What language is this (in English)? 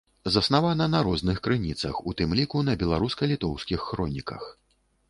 Belarusian